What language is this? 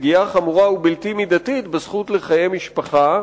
Hebrew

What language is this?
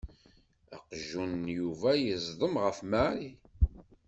Kabyle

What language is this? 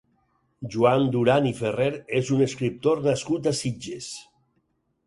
Catalan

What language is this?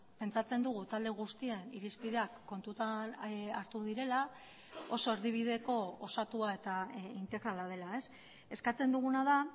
Basque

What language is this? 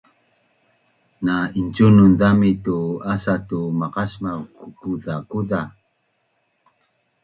Bunun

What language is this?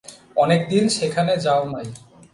Bangla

